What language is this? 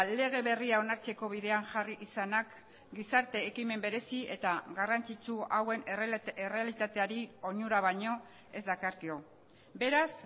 Basque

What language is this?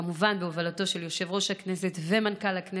Hebrew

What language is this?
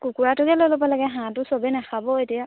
Assamese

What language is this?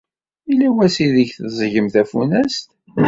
Kabyle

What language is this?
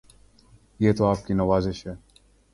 Urdu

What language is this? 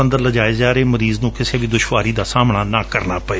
Punjabi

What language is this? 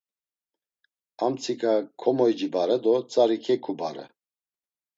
Laz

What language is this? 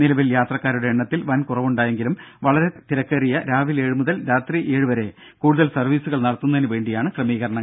Malayalam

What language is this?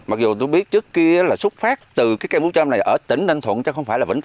Vietnamese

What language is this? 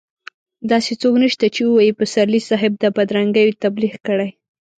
Pashto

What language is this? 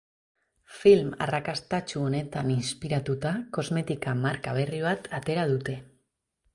Basque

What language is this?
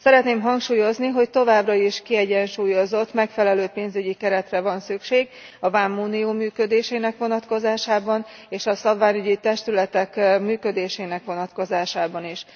Hungarian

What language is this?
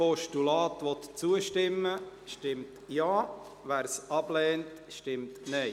Swiss German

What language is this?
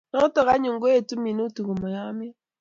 Kalenjin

